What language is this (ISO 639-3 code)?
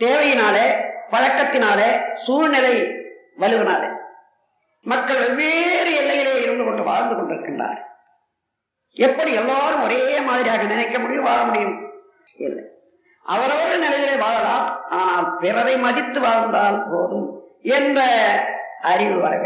tam